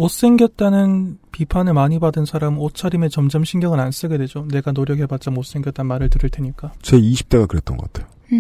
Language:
Korean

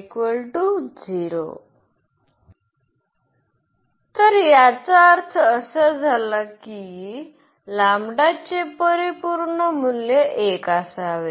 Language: Marathi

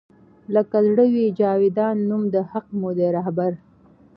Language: Pashto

